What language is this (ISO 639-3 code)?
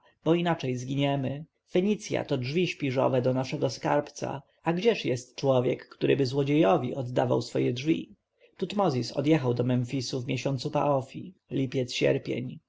pol